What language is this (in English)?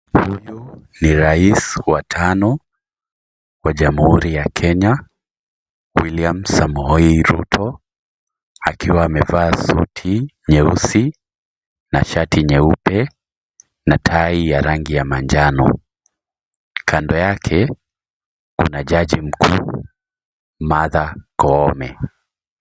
Swahili